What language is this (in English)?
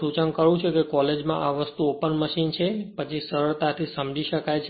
Gujarati